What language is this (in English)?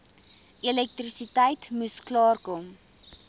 Afrikaans